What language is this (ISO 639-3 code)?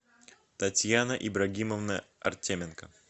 rus